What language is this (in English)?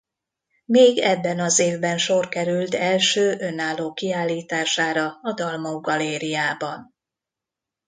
Hungarian